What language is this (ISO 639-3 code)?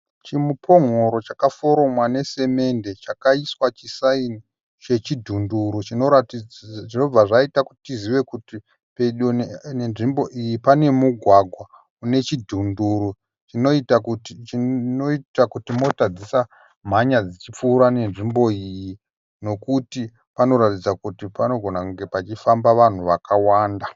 sna